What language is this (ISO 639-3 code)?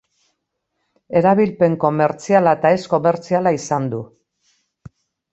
eus